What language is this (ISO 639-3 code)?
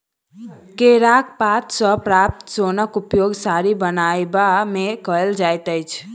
mai